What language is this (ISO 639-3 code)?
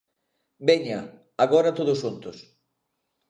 glg